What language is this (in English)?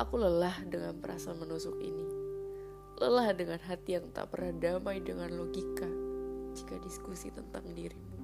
Indonesian